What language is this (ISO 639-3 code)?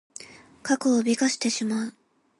jpn